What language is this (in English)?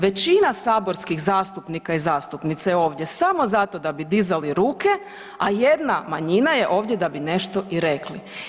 Croatian